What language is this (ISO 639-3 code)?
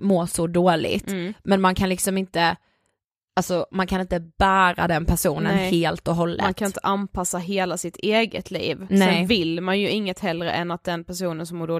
swe